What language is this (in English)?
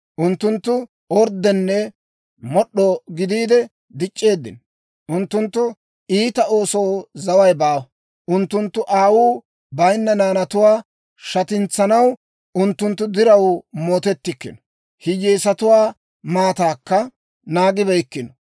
Dawro